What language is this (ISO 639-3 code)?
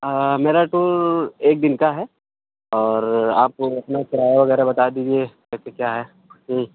urd